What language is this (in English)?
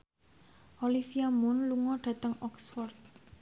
Javanese